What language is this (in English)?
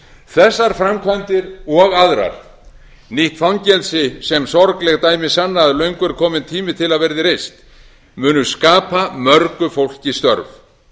Icelandic